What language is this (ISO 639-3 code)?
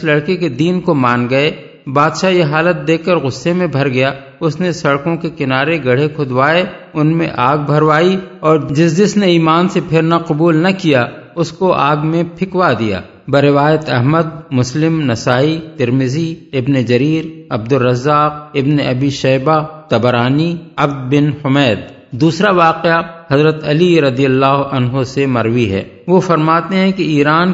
urd